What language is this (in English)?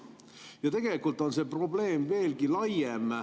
Estonian